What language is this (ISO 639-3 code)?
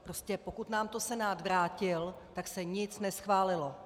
ces